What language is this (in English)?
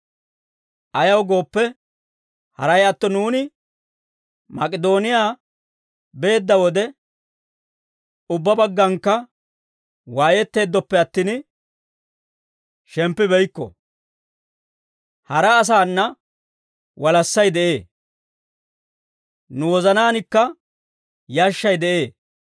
Dawro